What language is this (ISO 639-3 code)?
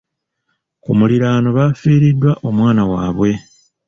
lug